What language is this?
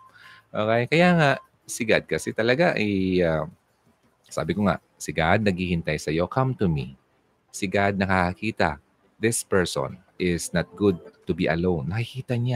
Filipino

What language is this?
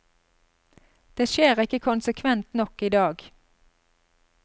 Norwegian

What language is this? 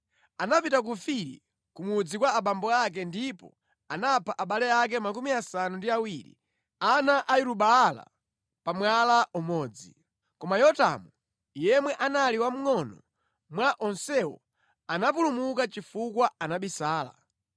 Nyanja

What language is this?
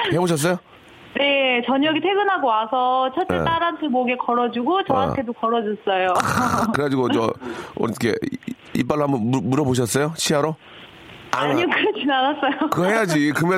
Korean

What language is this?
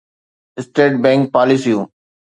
Sindhi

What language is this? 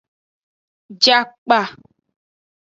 Aja (Benin)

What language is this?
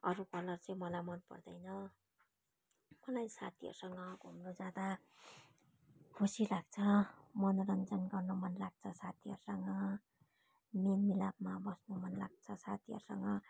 Nepali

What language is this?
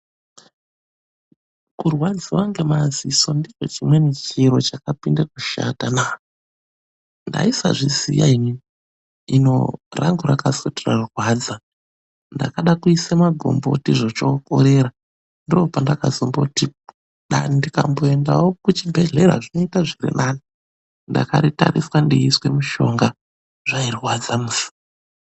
Ndau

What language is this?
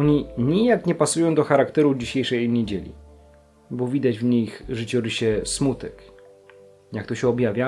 Polish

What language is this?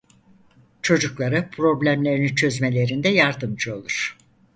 Turkish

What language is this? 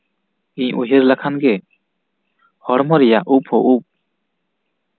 Santali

